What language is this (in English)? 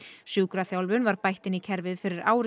Icelandic